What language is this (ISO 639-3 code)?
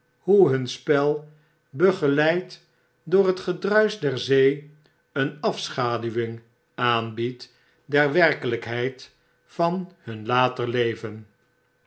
nld